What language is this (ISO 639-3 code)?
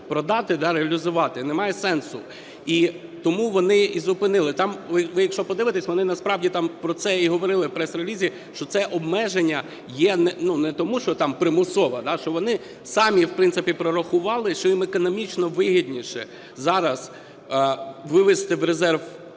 ukr